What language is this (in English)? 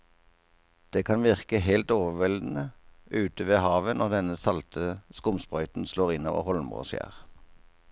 Norwegian